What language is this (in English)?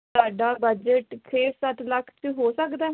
Punjabi